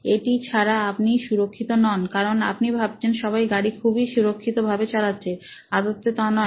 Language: Bangla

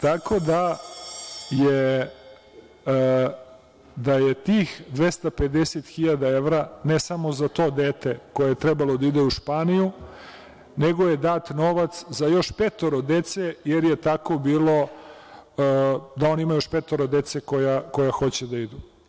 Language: Serbian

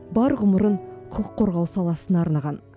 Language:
Kazakh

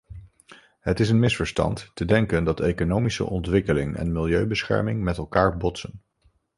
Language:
Dutch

